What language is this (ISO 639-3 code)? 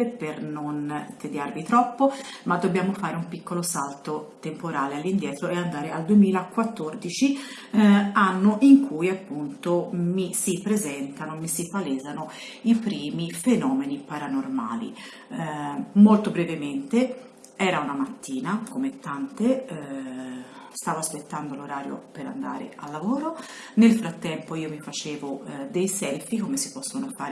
ita